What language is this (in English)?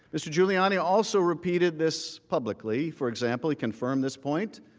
English